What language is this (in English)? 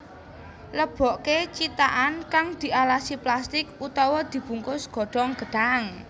Javanese